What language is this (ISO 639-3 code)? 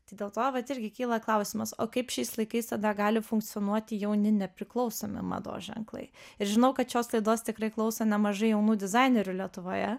lit